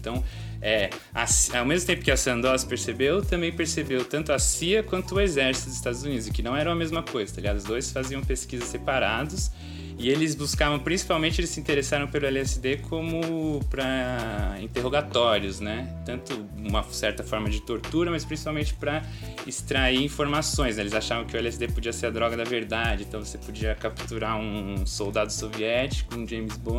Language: Portuguese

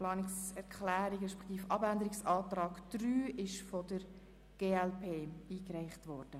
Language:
Swiss German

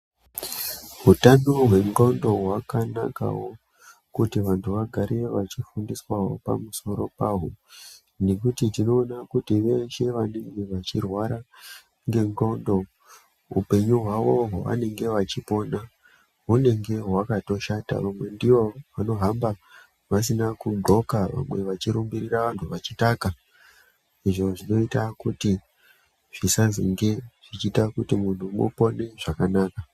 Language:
Ndau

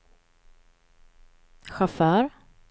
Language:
Swedish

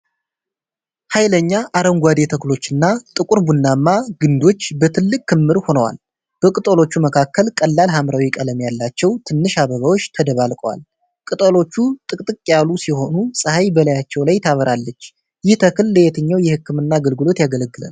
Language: Amharic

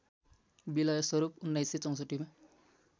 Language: Nepali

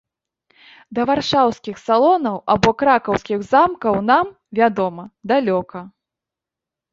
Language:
Belarusian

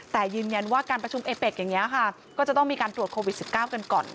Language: Thai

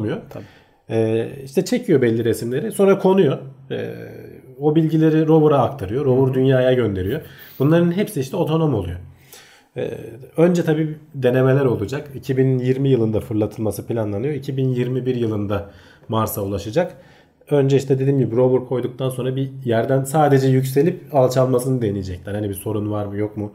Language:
Turkish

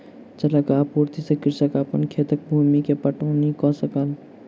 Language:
Maithili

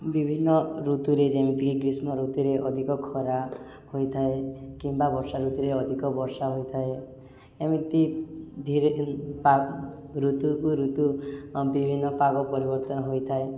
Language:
Odia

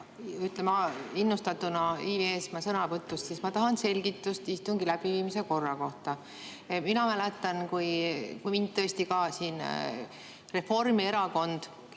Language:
Estonian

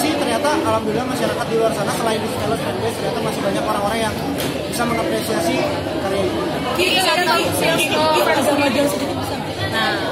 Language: Indonesian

